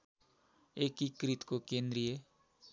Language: Nepali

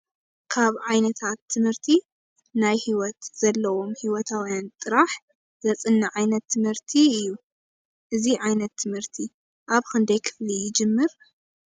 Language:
Tigrinya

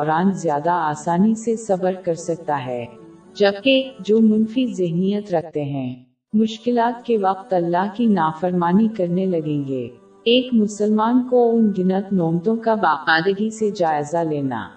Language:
Urdu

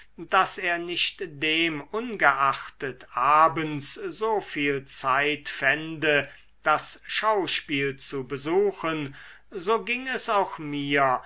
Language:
German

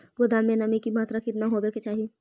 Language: Magahi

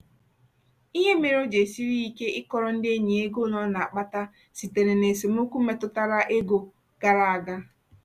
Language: Igbo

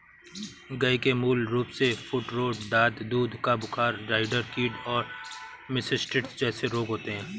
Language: Hindi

